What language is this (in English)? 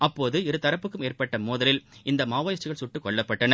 Tamil